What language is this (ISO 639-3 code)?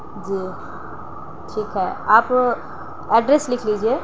urd